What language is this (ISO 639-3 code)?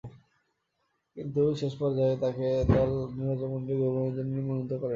ben